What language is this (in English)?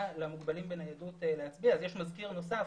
Hebrew